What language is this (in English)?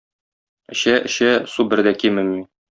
Tatar